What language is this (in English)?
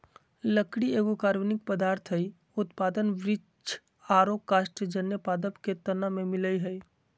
Magahi